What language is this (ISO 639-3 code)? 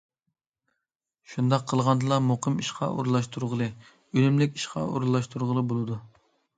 uig